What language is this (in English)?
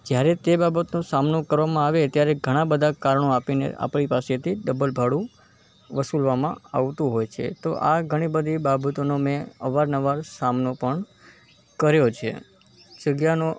Gujarati